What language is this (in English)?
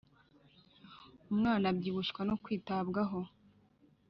Kinyarwanda